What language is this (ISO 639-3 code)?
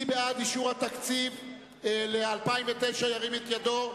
heb